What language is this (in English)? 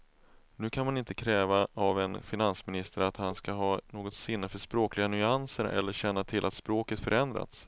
Swedish